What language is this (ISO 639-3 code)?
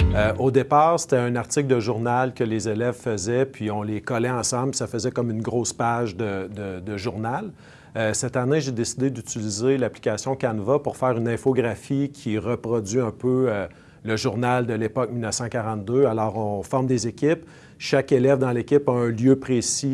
fra